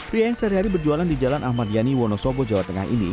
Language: Indonesian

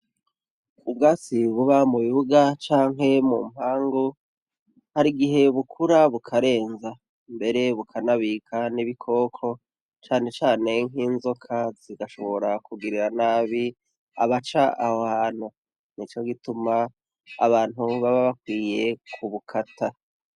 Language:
Rundi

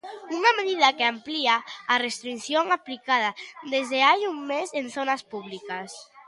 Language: Galician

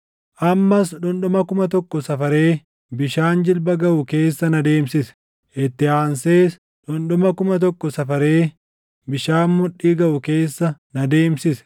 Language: Oromo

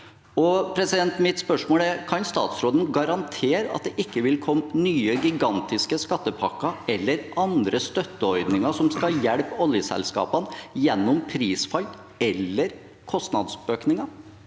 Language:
Norwegian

